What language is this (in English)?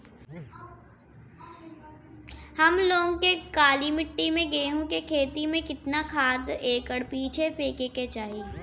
Bhojpuri